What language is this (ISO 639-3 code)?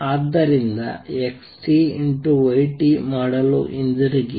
kan